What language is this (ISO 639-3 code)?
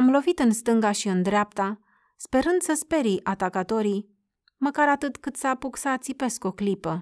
ron